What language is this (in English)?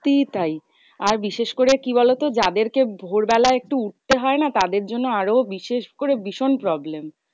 Bangla